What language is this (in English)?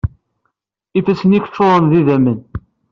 Kabyle